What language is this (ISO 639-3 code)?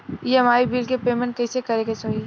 bho